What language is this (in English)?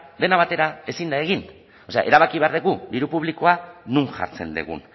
Basque